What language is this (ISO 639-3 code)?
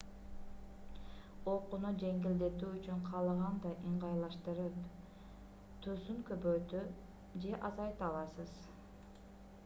kir